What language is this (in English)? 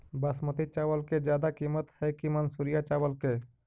Magahi